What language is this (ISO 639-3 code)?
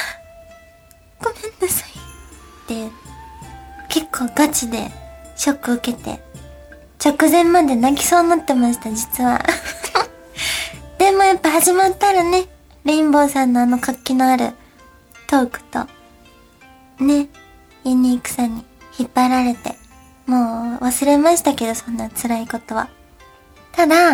jpn